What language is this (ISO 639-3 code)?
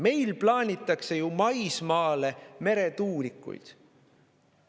est